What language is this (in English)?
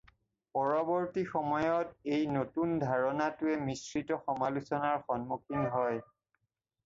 Assamese